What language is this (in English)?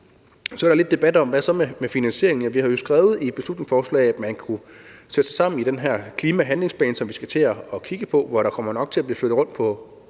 Danish